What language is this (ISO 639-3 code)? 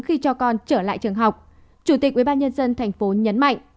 vie